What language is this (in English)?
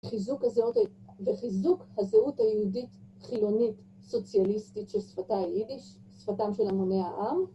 Hebrew